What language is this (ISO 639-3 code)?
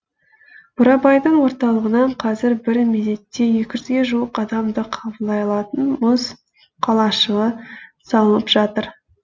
kaz